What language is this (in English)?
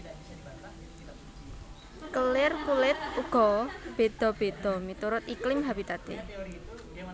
Javanese